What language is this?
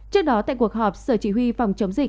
Vietnamese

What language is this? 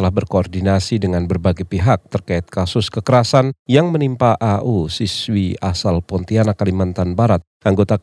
Indonesian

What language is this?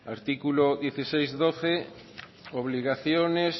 Spanish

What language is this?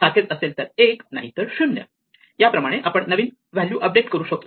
Marathi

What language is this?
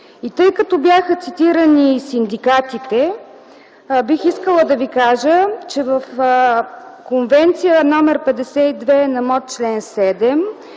Bulgarian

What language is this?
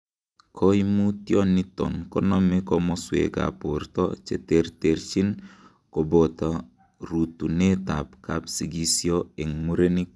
Kalenjin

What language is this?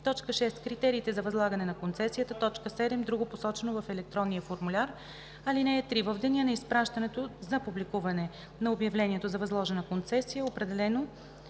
Bulgarian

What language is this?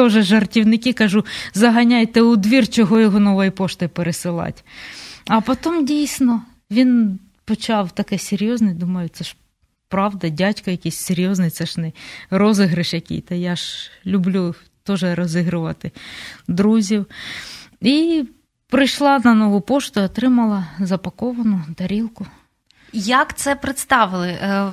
Ukrainian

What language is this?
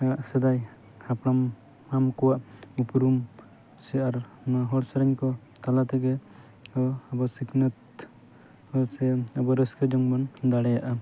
Santali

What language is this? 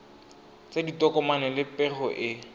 Tswana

